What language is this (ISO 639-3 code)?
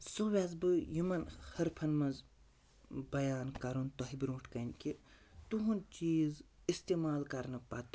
kas